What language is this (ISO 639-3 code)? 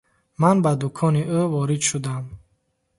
tgk